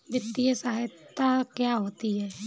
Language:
Hindi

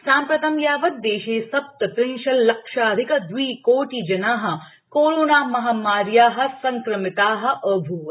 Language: Sanskrit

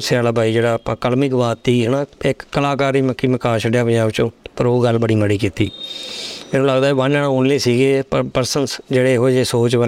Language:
Punjabi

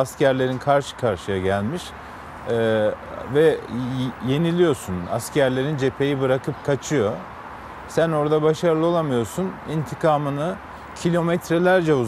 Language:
Turkish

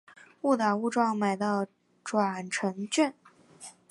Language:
Chinese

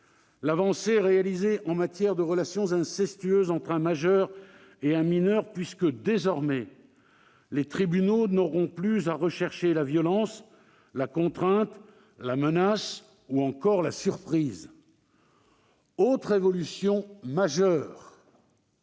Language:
French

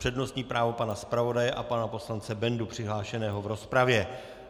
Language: Czech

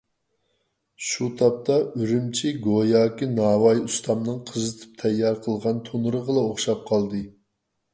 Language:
Uyghur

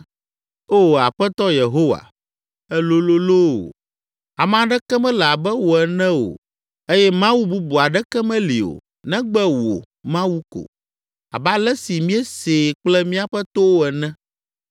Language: Ewe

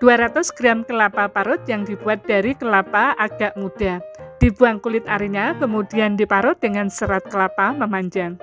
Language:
Indonesian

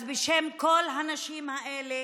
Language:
Hebrew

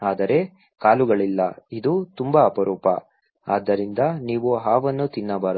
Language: Kannada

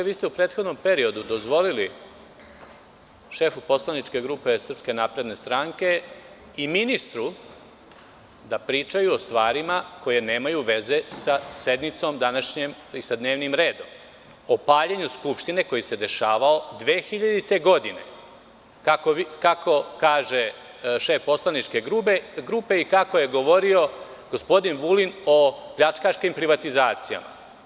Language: Serbian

